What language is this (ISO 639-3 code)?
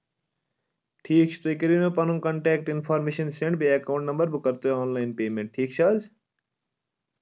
kas